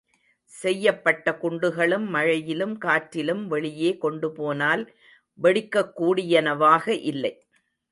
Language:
Tamil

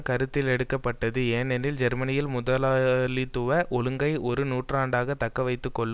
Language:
Tamil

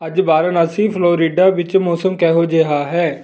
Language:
Punjabi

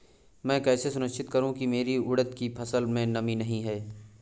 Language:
Hindi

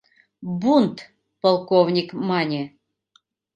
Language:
Mari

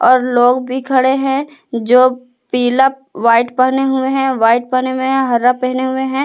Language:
Hindi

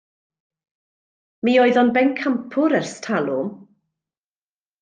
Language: Welsh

